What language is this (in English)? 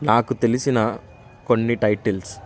Telugu